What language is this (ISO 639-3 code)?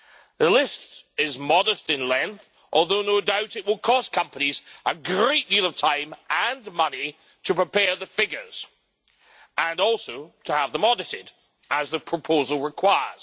eng